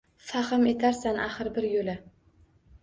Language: Uzbek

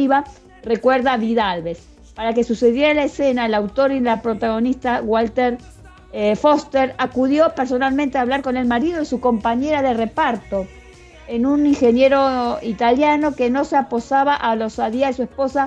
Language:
Spanish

